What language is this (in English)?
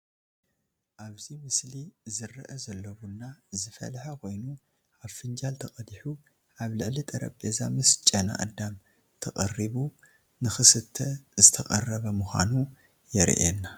Tigrinya